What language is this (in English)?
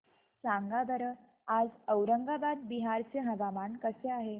Marathi